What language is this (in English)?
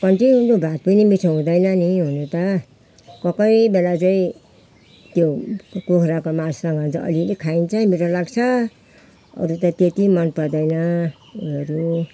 Nepali